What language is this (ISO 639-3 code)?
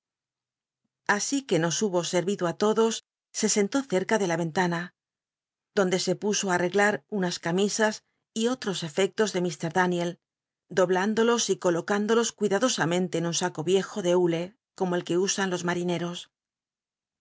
spa